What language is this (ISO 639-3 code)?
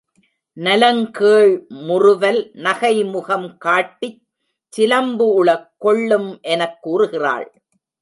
tam